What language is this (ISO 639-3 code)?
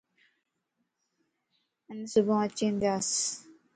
lss